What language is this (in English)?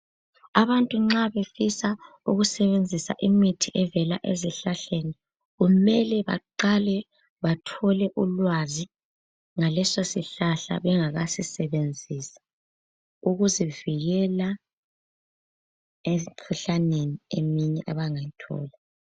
North Ndebele